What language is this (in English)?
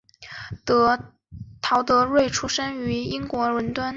Chinese